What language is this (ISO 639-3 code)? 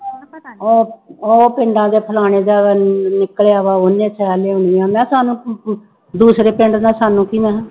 pan